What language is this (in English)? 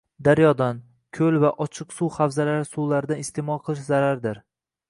Uzbek